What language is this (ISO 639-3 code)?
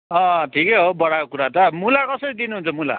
nep